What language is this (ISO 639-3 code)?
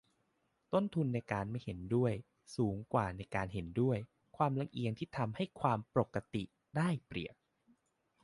tha